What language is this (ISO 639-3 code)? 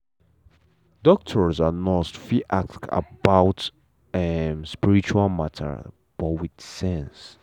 pcm